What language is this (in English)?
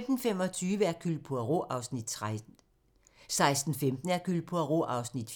Danish